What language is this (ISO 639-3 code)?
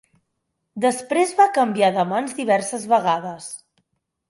cat